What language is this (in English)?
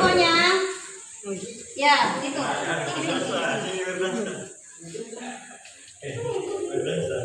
Indonesian